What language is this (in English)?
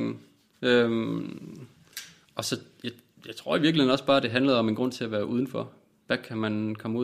Danish